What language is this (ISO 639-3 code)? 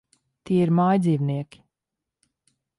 lav